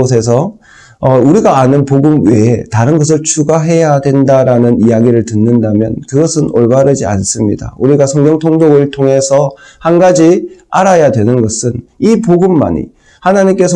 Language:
Korean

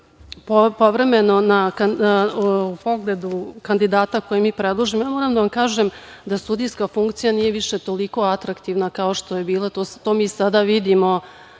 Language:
Serbian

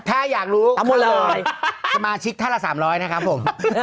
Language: Thai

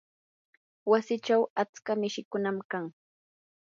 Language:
Yanahuanca Pasco Quechua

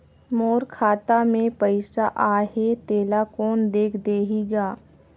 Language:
Chhattisgarhi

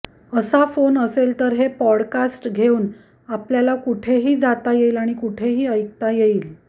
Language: Marathi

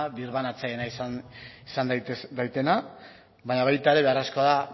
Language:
Basque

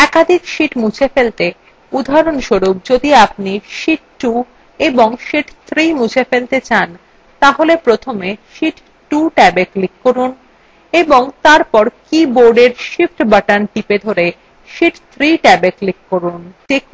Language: Bangla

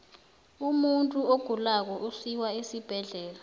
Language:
South Ndebele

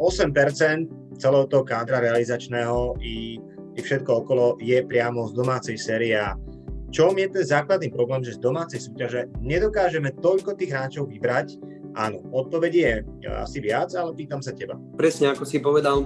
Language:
Slovak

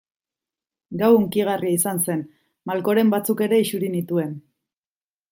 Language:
Basque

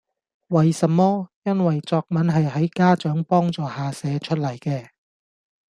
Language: Cantonese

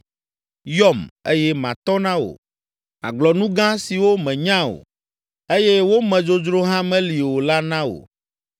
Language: Ewe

